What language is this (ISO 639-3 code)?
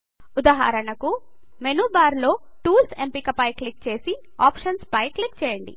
tel